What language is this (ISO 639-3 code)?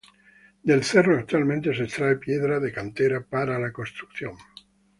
spa